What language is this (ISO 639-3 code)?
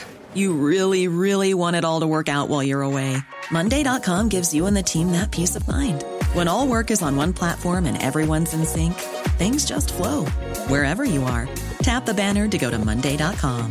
fas